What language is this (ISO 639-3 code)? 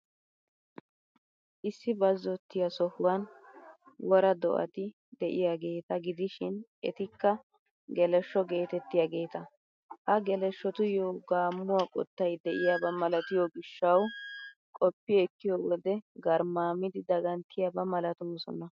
wal